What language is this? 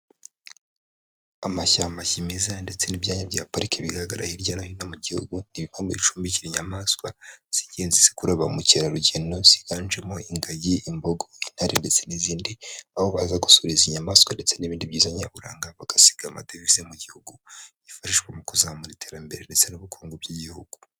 Kinyarwanda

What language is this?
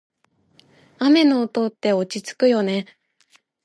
Japanese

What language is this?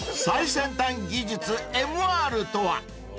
Japanese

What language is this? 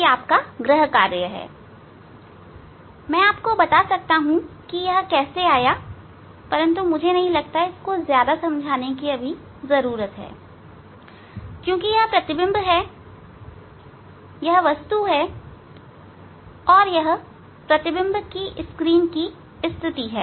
Hindi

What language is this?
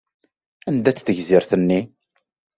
Kabyle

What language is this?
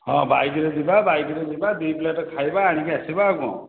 Odia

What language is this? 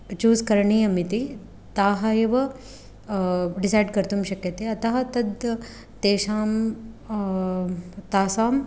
Sanskrit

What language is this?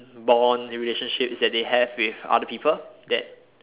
English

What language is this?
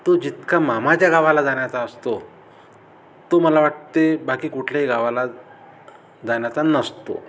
Marathi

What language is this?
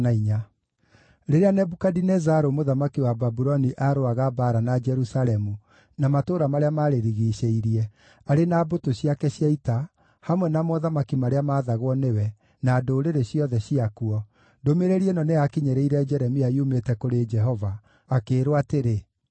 Kikuyu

